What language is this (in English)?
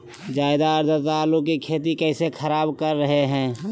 Magahi